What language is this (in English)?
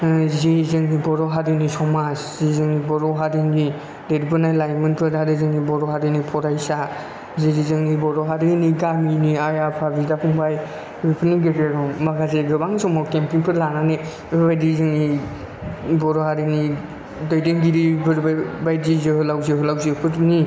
Bodo